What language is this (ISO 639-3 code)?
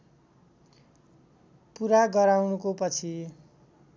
nep